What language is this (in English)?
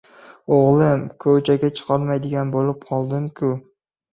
Uzbek